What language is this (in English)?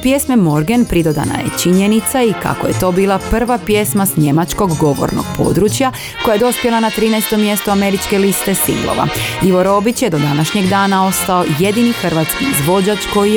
Croatian